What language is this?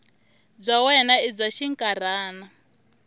Tsonga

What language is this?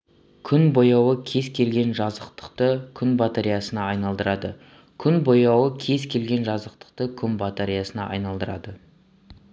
Kazakh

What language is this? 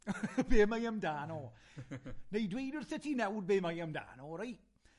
Welsh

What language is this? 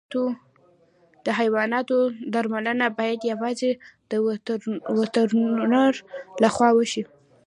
Pashto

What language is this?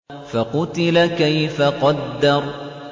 Arabic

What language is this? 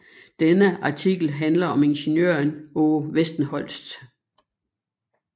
Danish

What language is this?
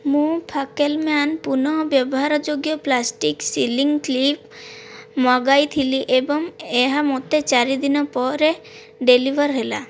Odia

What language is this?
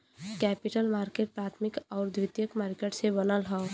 Bhojpuri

